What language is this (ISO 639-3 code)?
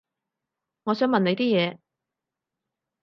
yue